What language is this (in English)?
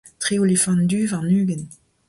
Breton